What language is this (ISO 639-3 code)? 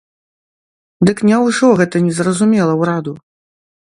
bel